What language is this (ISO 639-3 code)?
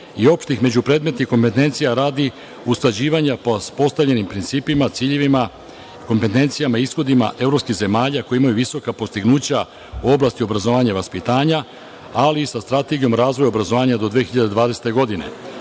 srp